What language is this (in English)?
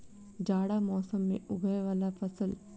Maithili